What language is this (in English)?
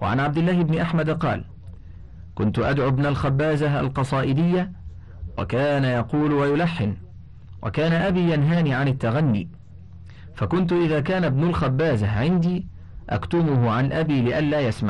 Arabic